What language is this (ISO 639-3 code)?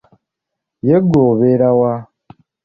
lug